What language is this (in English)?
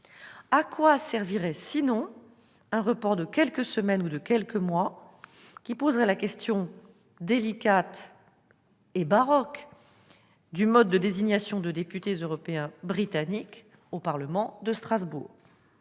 French